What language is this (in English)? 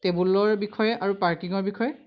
Assamese